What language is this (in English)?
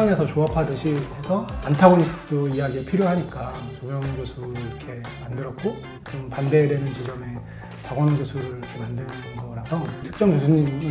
Korean